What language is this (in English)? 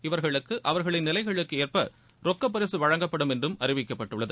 Tamil